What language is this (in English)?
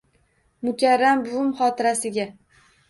Uzbek